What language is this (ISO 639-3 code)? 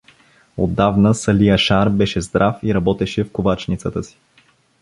bul